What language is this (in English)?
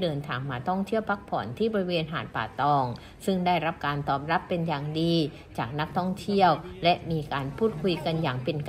Thai